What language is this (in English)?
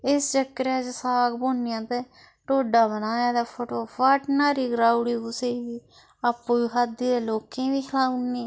Dogri